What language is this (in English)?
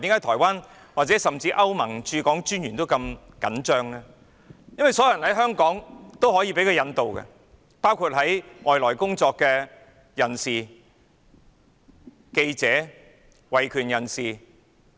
Cantonese